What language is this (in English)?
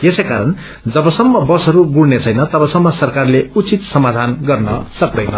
Nepali